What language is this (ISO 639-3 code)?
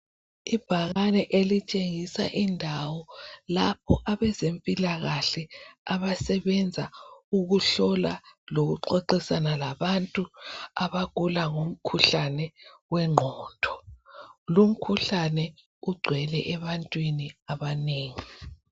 nde